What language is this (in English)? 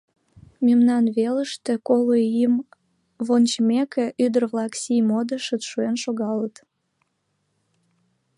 Mari